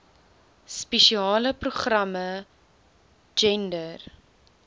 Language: Afrikaans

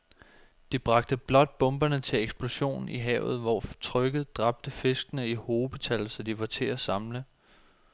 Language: Danish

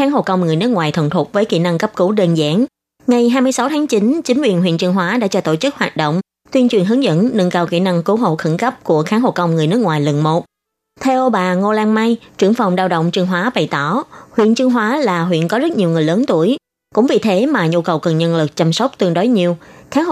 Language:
Vietnamese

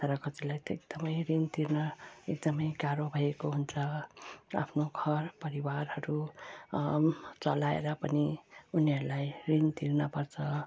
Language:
Nepali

